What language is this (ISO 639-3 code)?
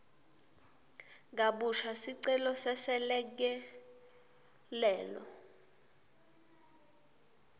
ssw